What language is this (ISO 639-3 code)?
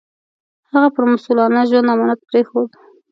pus